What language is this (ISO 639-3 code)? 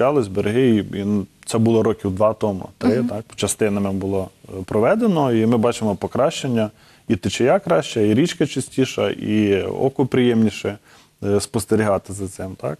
ukr